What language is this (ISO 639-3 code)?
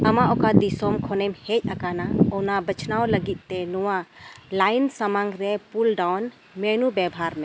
sat